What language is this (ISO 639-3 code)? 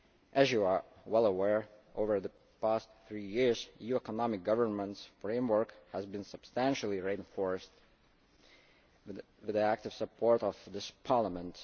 eng